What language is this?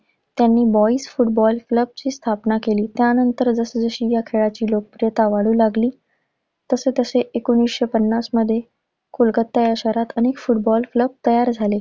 Marathi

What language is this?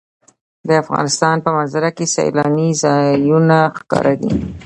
Pashto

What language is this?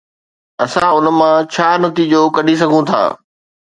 Sindhi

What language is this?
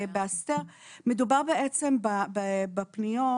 Hebrew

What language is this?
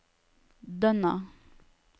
Norwegian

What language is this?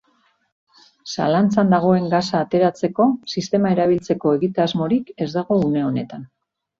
Basque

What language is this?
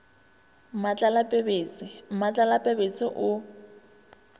Northern Sotho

